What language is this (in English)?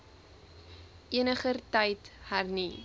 Afrikaans